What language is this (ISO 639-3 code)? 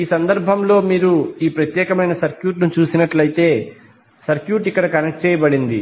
tel